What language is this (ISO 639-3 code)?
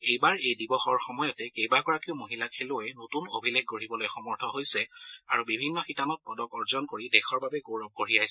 asm